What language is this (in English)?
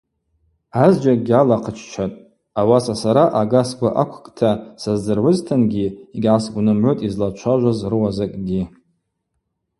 Abaza